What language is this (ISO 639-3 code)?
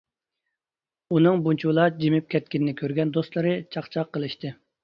uig